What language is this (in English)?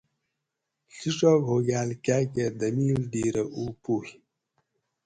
Gawri